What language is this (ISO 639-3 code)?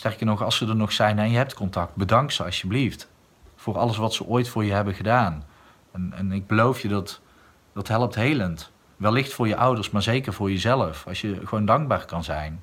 nld